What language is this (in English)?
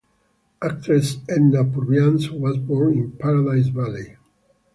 English